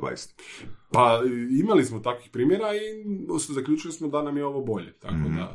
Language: Croatian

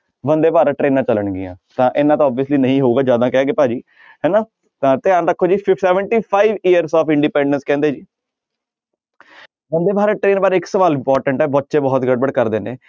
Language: Punjabi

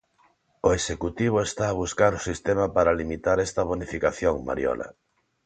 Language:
Galician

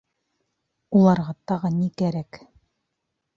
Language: Bashkir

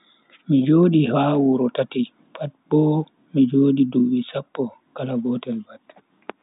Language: Bagirmi Fulfulde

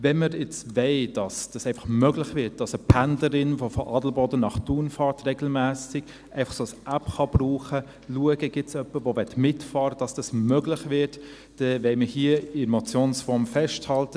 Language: Swiss German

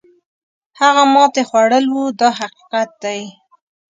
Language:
Pashto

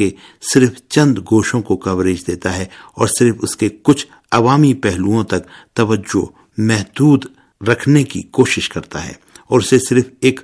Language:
Urdu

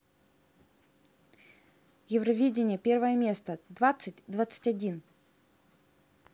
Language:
Russian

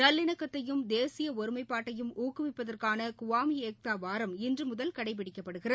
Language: Tamil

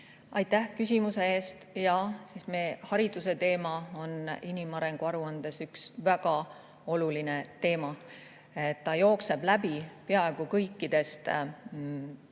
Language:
Estonian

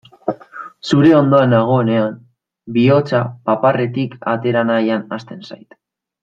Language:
Basque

